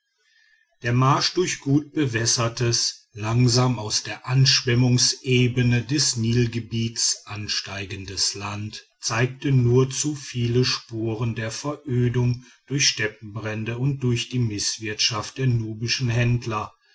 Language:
German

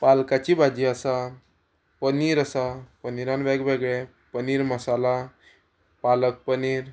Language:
Konkani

